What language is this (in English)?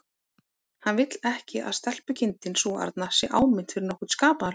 Icelandic